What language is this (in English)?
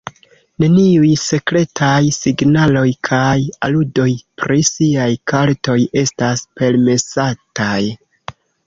Esperanto